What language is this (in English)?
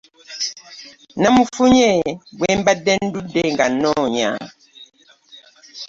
Ganda